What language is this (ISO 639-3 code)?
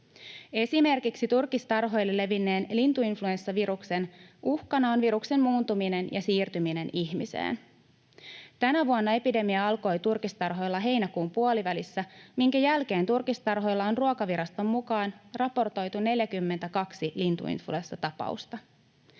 fin